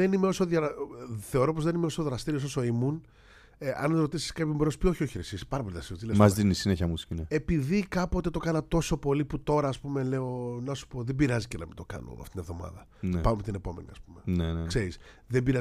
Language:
Greek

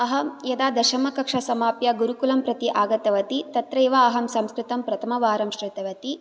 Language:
Sanskrit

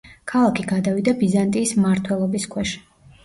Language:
Georgian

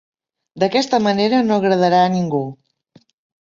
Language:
Catalan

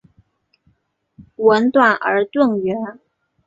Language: Chinese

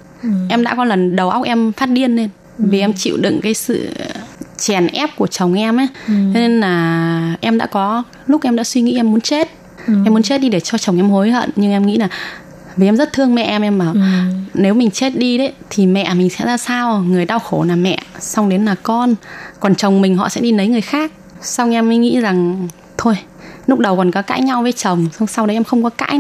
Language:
Vietnamese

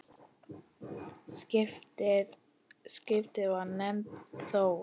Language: Icelandic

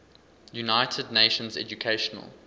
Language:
English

